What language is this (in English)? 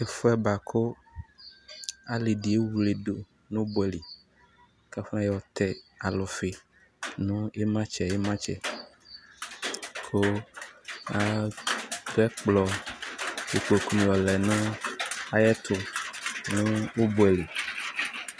Ikposo